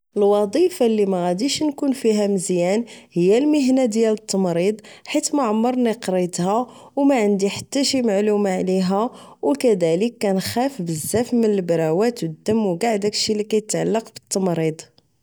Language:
Moroccan Arabic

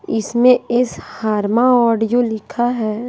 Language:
Hindi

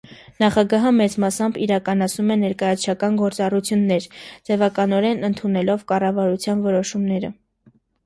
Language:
Armenian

